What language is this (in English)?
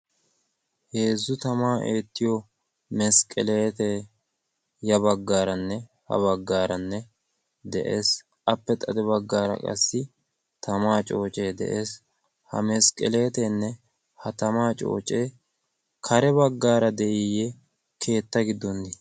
Wolaytta